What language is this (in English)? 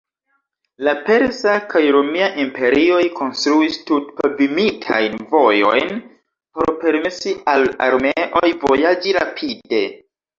Esperanto